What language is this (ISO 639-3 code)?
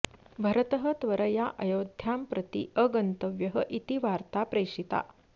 san